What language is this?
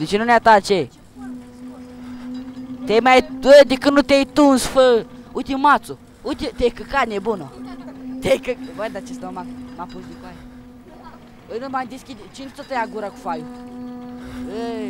Romanian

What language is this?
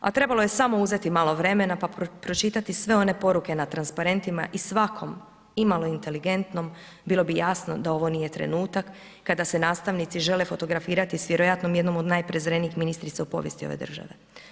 Croatian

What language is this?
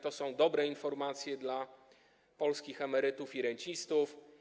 Polish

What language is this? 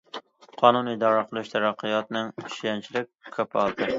Uyghur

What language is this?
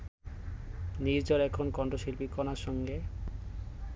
Bangla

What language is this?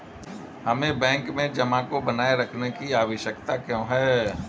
Hindi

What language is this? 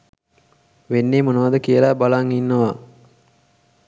Sinhala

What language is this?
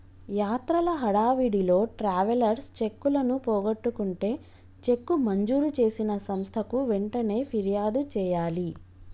Telugu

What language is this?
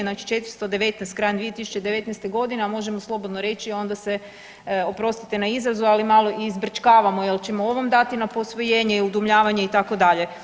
Croatian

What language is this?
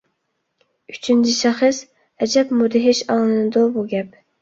Uyghur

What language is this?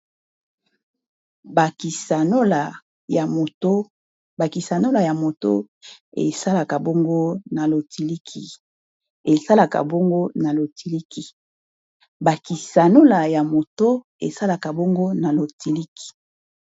Lingala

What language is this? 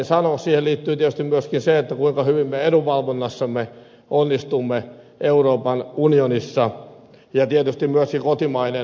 Finnish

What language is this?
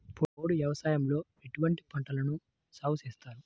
Telugu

